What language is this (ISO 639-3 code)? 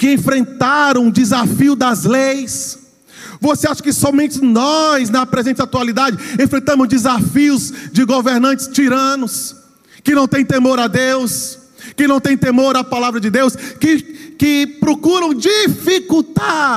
por